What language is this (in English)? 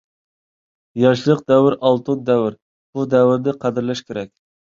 Uyghur